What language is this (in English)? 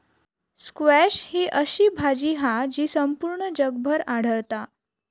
Marathi